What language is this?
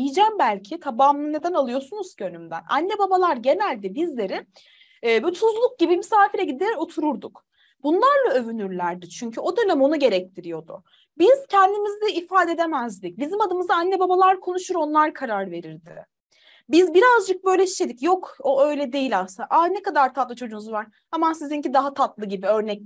Turkish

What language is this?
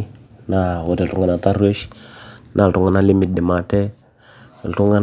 Masai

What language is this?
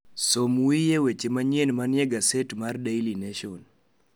Luo (Kenya and Tanzania)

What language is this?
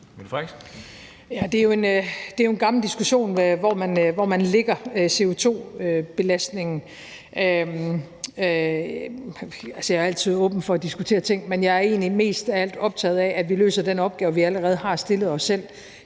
Danish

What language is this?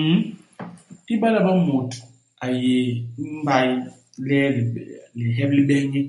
Basaa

